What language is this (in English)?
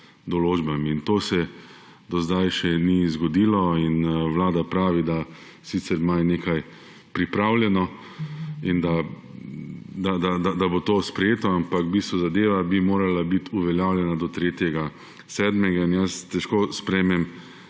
Slovenian